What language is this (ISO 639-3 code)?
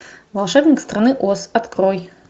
rus